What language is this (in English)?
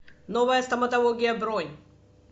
Russian